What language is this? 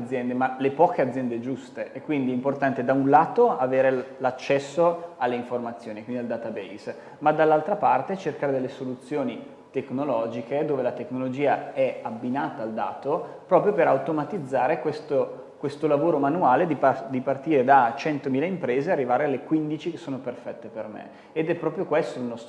Italian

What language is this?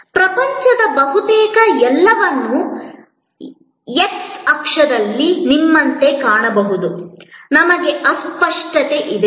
Kannada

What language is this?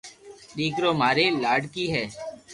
Loarki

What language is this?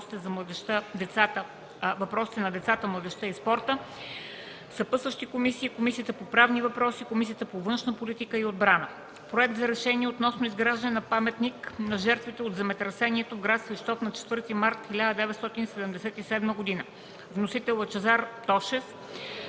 Bulgarian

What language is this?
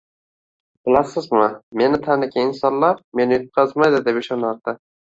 Uzbek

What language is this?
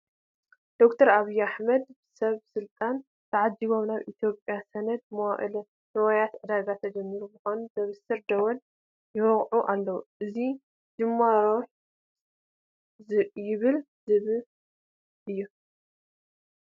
Tigrinya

